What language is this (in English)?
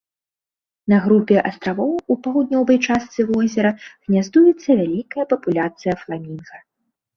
Belarusian